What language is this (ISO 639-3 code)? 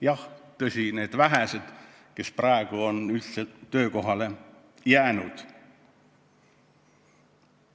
est